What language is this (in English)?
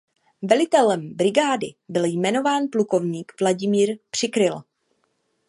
Czech